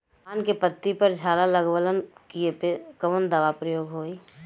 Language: Bhojpuri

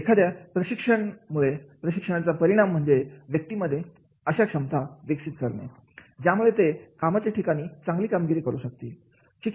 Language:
Marathi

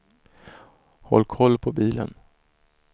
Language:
Swedish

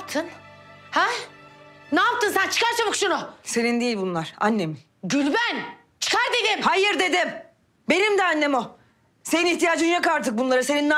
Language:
Turkish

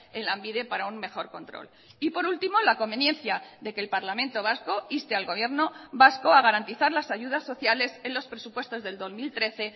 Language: Spanish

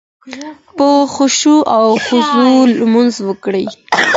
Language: Pashto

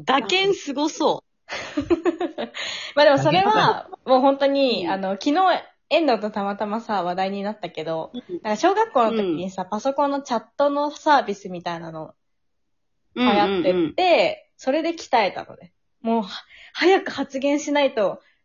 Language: Japanese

